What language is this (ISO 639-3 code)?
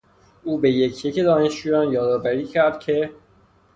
fas